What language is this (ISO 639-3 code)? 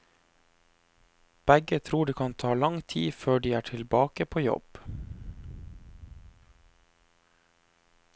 nor